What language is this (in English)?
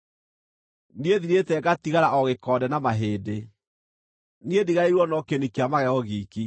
Kikuyu